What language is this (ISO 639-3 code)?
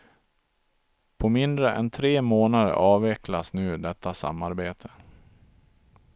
swe